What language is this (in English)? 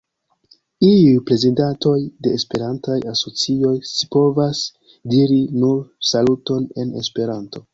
Esperanto